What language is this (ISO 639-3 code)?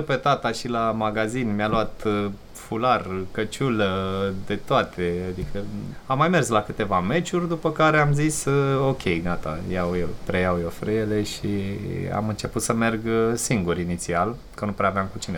ron